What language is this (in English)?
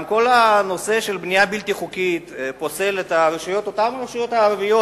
Hebrew